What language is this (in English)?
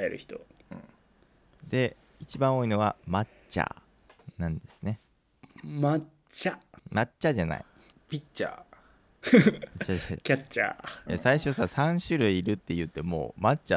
Japanese